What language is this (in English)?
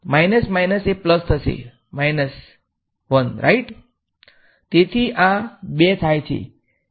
Gujarati